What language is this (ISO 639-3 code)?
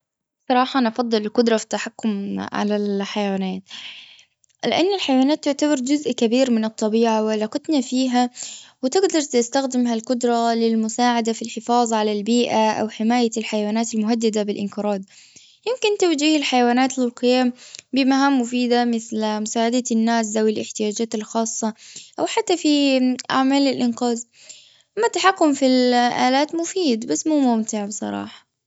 afb